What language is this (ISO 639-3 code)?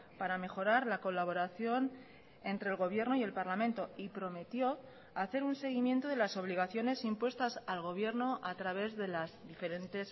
spa